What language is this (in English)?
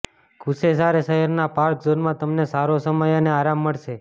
Gujarati